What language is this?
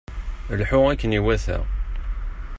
Kabyle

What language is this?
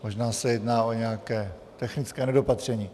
Czech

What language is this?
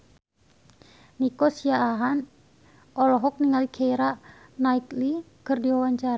Sundanese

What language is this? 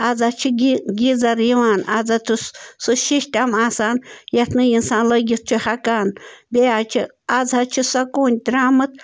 Kashmiri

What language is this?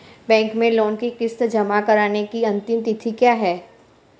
Hindi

